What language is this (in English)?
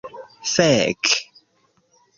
Esperanto